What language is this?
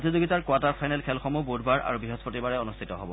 Assamese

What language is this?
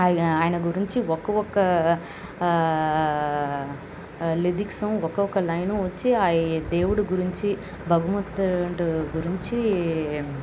Telugu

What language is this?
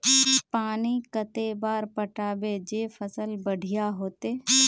Magahi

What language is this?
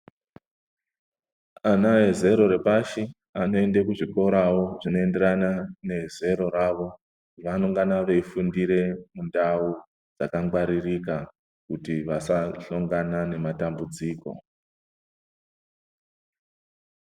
Ndau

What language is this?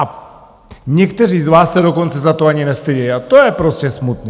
Czech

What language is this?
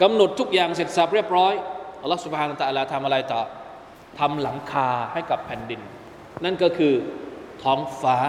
Thai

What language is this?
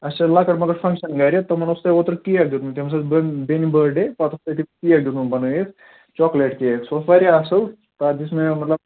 Kashmiri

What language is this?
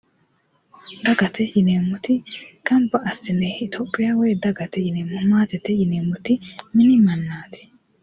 Sidamo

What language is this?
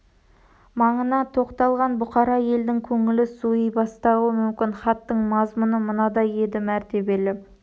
Kazakh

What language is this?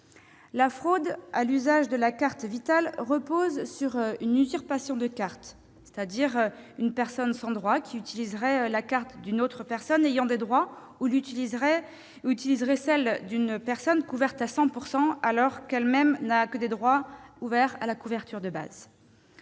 French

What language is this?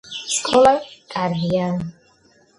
Georgian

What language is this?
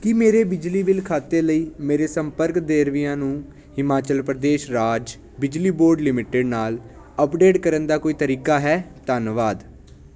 Punjabi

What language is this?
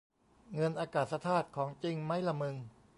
Thai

